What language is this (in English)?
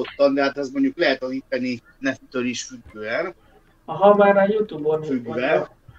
Hungarian